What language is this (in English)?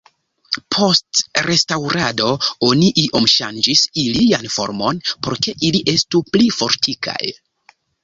Esperanto